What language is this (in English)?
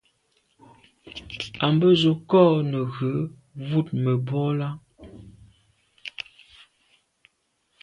Medumba